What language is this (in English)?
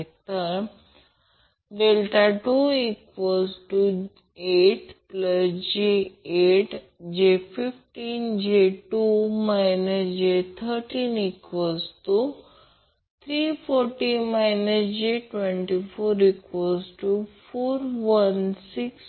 Marathi